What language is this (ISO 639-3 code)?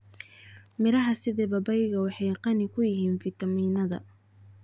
som